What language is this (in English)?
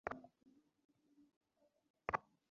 Bangla